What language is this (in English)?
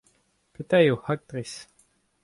Breton